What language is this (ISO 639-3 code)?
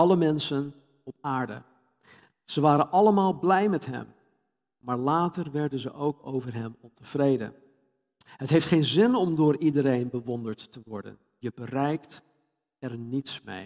nld